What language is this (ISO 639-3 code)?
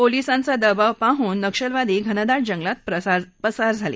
mar